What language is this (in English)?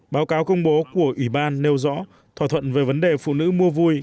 Vietnamese